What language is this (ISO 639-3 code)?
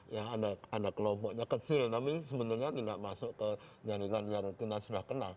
ind